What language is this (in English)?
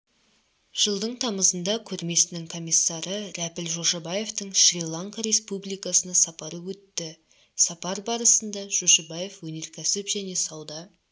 Kazakh